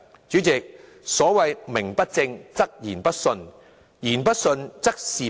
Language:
Cantonese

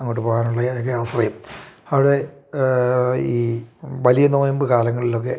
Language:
Malayalam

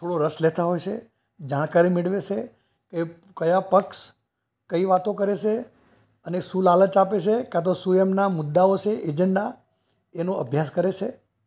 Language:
Gujarati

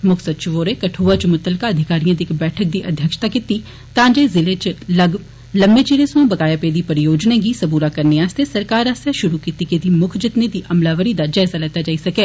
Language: Dogri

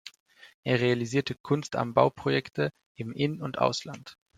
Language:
German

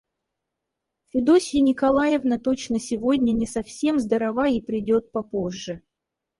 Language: Russian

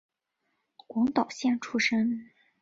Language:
Chinese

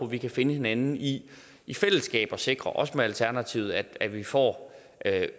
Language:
Danish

